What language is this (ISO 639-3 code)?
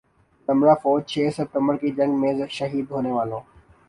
urd